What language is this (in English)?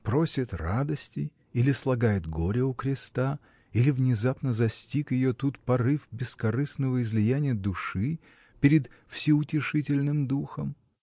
Russian